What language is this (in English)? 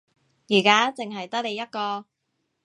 Cantonese